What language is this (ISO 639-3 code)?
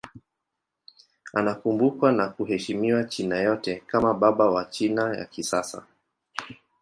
swa